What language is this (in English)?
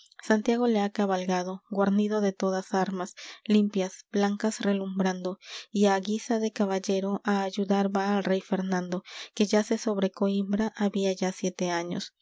Spanish